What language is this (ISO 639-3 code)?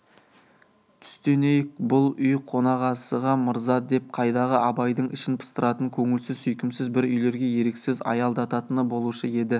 kaz